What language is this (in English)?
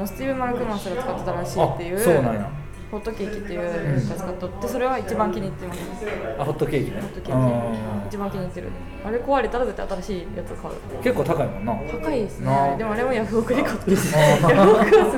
Japanese